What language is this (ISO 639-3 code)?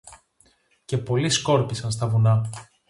ell